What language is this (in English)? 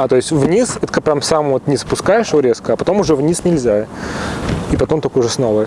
Russian